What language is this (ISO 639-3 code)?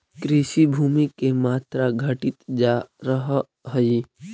mag